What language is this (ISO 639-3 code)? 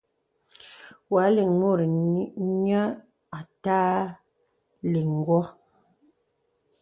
beb